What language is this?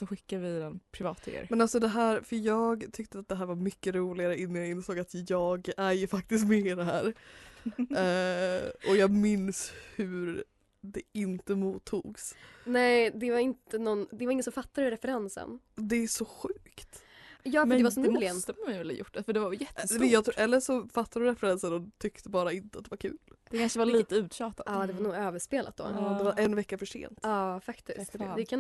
Swedish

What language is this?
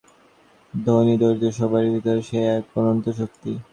Bangla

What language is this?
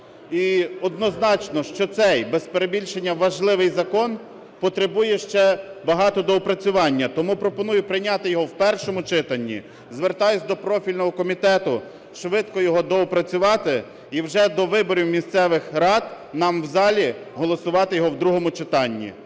Ukrainian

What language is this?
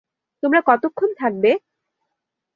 Bangla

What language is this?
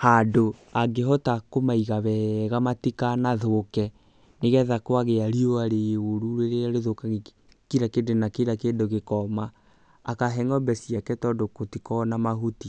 Kikuyu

